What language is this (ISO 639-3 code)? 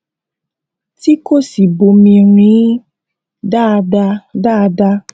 yor